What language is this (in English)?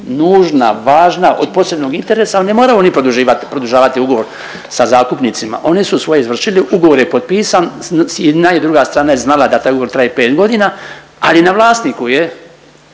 Croatian